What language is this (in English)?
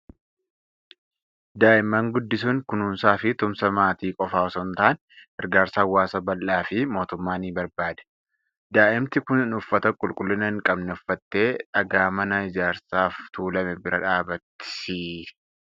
Oromo